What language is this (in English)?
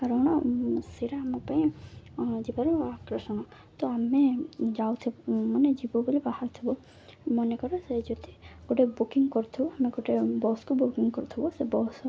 Odia